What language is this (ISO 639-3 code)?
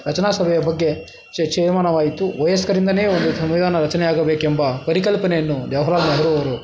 kan